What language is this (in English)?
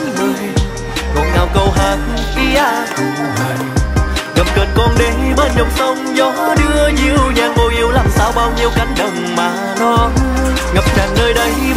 Vietnamese